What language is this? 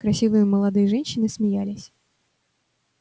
Russian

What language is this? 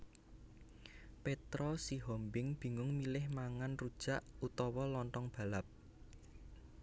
Javanese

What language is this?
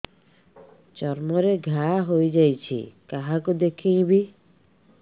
Odia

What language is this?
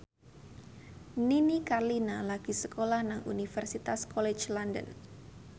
Javanese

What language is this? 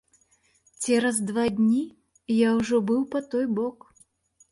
Belarusian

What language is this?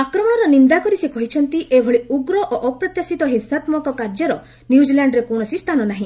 Odia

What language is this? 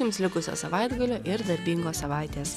Lithuanian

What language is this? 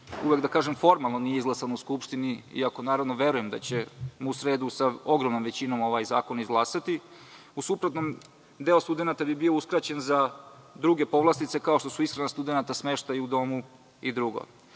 Serbian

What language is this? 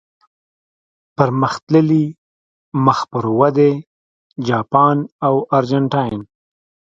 Pashto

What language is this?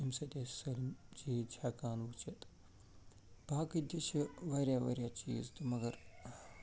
Kashmiri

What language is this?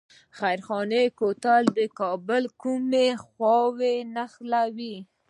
Pashto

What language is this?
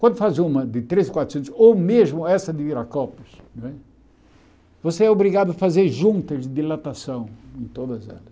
Portuguese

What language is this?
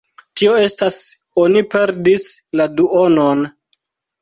Esperanto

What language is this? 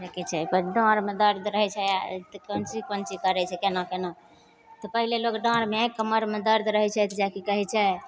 Maithili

